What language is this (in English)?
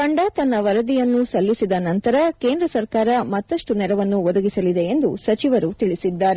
Kannada